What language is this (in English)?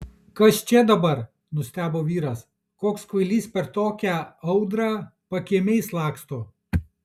Lithuanian